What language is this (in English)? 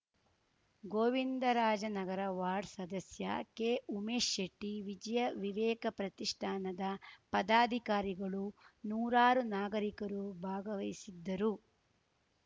Kannada